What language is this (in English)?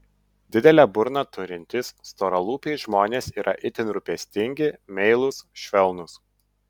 Lithuanian